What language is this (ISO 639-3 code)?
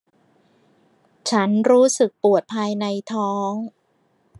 tha